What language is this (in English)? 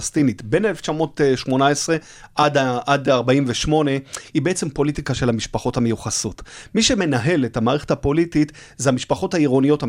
Hebrew